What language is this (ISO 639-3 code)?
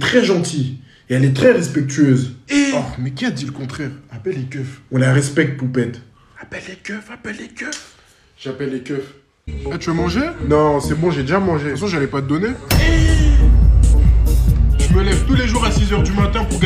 fra